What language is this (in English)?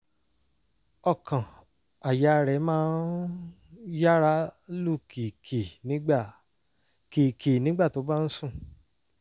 Yoruba